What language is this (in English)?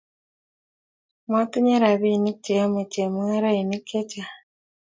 Kalenjin